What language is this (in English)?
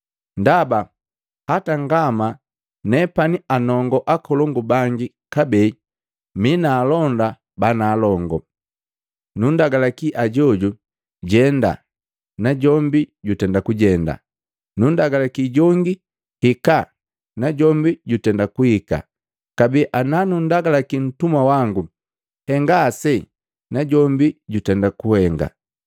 Matengo